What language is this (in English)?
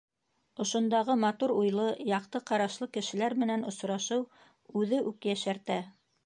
Bashkir